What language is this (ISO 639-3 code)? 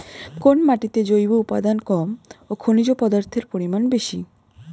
ben